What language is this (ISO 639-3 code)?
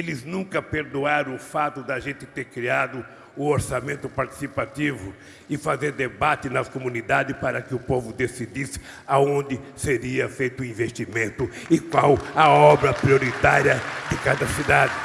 por